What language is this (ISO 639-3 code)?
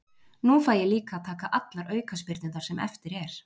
isl